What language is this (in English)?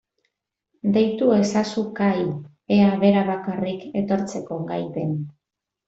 Basque